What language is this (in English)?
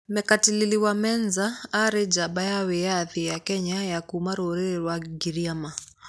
Kikuyu